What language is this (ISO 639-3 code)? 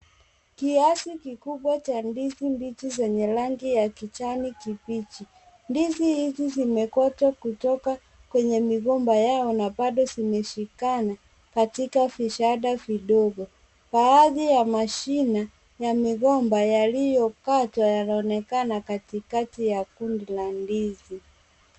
swa